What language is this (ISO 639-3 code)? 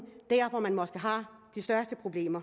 dan